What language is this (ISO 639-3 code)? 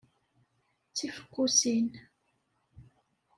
kab